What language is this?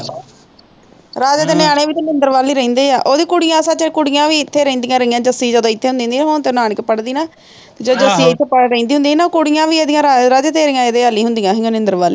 Punjabi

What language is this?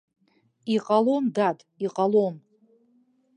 Abkhazian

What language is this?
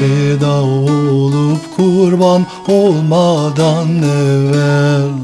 Turkish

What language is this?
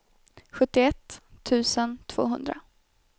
Swedish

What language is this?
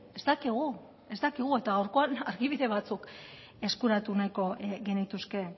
Basque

